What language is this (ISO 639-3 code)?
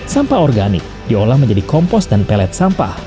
ind